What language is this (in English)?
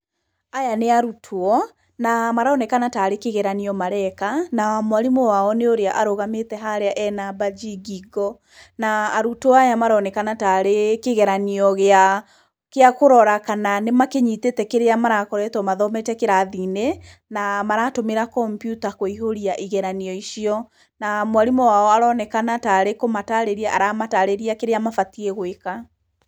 Kikuyu